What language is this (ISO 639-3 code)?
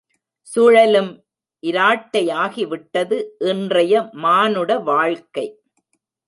tam